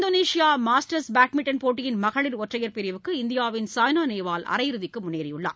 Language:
Tamil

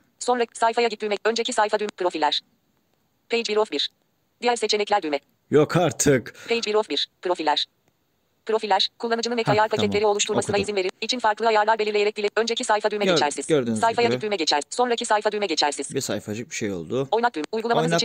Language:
Turkish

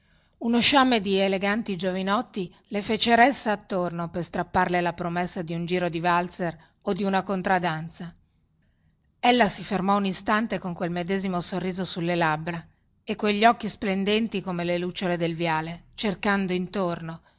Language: Italian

